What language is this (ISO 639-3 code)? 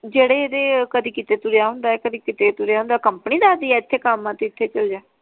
pan